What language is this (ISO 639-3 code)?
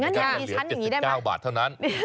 tha